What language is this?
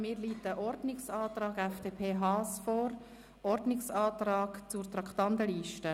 Swiss German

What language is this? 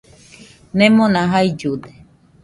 Nüpode Huitoto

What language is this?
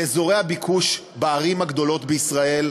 Hebrew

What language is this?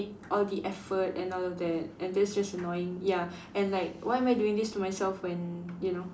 English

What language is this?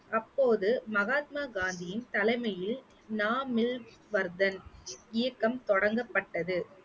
Tamil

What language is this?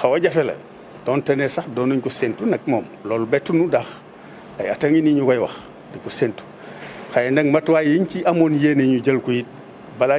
Korean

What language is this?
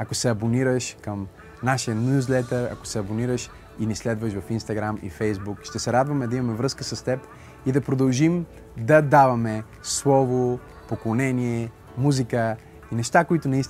Bulgarian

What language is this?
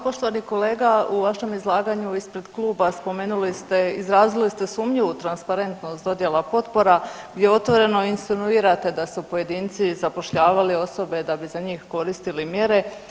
Croatian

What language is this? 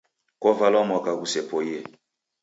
Taita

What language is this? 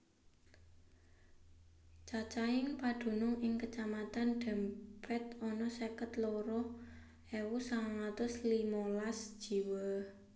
Javanese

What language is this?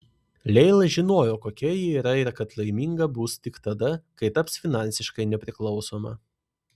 Lithuanian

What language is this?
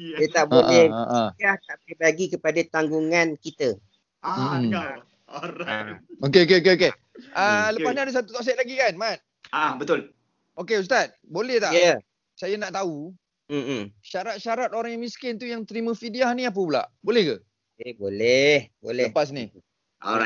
Malay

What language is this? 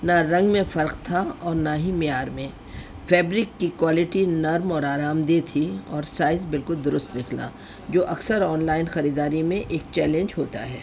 Urdu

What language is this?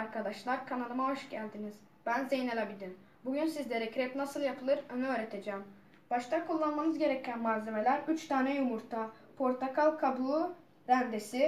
Turkish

